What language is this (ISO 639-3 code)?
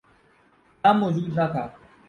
urd